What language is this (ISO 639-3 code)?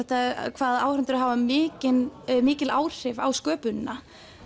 isl